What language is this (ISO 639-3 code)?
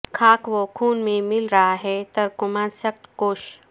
urd